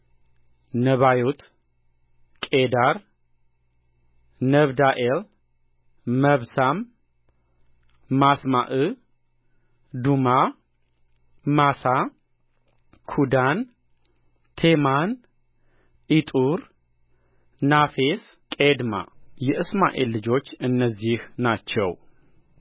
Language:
Amharic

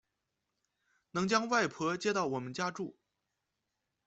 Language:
Chinese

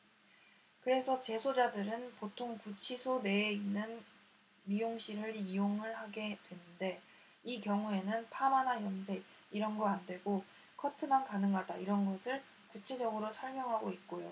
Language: Korean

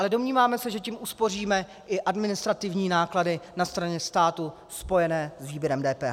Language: Czech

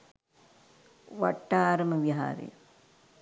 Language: Sinhala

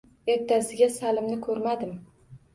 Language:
Uzbek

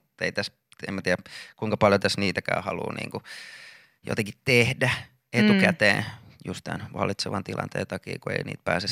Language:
Finnish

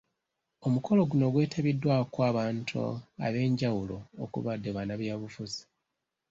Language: Ganda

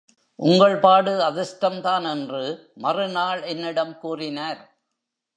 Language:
Tamil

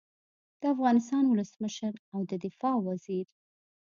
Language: Pashto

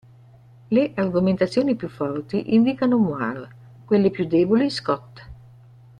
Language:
Italian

